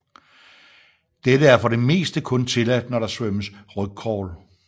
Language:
Danish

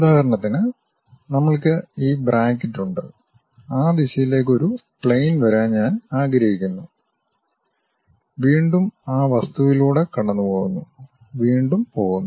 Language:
Malayalam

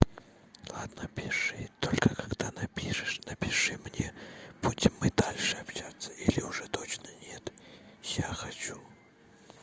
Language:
Russian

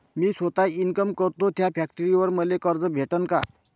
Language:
Marathi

